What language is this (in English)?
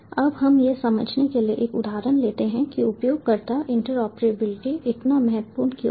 Hindi